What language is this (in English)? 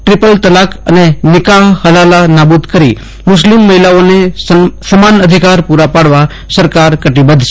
Gujarati